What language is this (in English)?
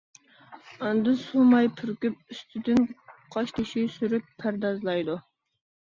Uyghur